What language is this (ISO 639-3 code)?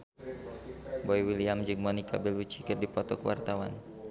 sun